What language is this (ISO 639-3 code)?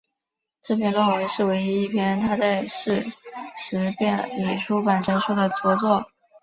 zho